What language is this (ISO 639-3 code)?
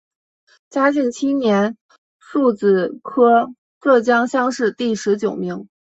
zho